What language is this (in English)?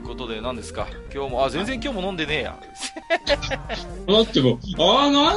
Japanese